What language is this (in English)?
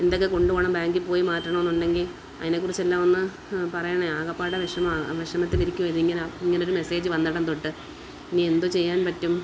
Malayalam